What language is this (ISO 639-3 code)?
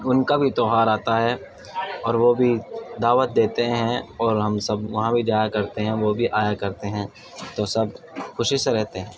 urd